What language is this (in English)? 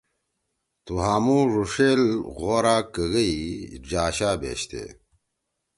Torwali